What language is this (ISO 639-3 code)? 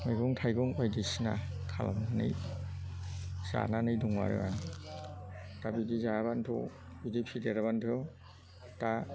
brx